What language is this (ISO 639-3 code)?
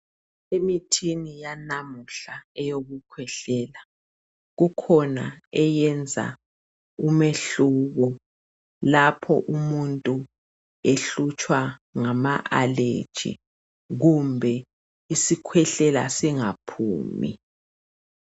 nde